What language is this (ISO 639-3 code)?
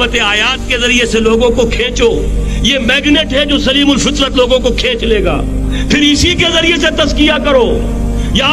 urd